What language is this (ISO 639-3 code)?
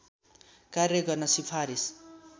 nep